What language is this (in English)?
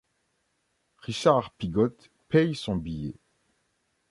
French